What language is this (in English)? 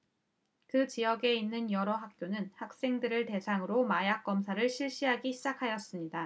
Korean